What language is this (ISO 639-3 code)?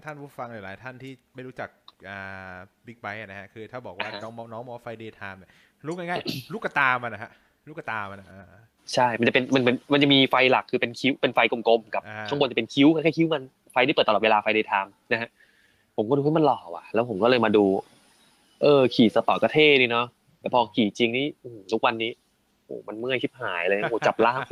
tha